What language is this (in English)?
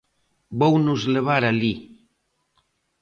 Galician